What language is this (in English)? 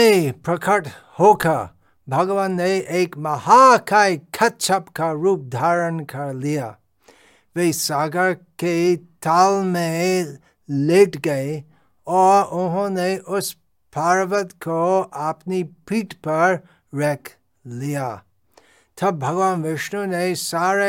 Hindi